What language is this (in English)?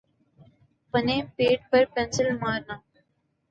Urdu